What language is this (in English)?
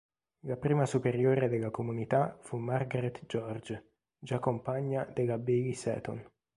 Italian